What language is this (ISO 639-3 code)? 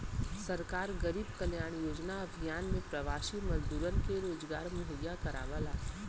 bho